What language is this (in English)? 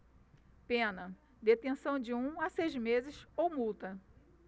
Portuguese